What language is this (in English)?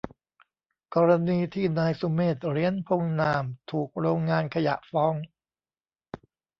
Thai